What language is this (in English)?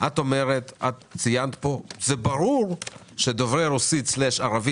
Hebrew